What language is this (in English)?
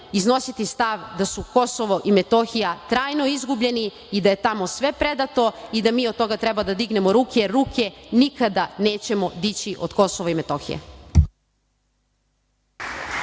Serbian